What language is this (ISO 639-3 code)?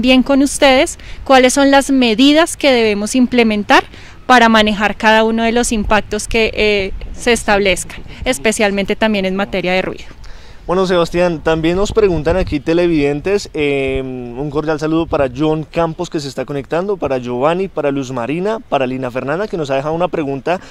spa